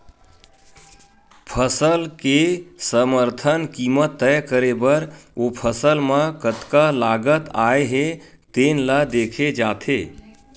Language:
Chhattisgarhi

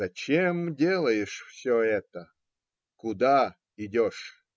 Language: Russian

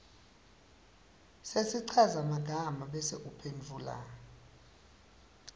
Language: Swati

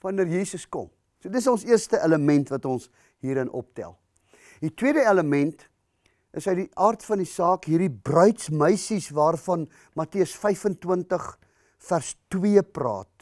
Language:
Dutch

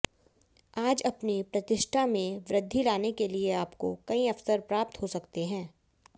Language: Hindi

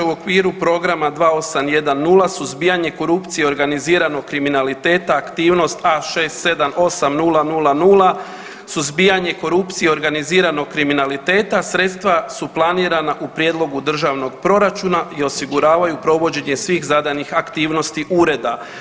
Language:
Croatian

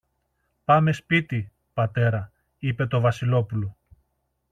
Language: Greek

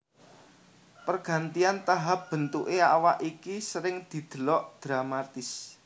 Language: Javanese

